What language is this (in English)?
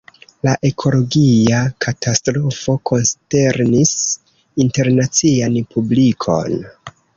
Esperanto